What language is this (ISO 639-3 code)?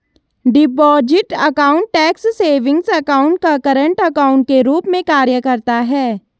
hin